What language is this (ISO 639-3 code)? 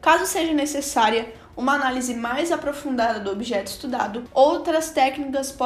por